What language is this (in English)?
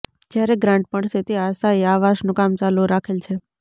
Gujarati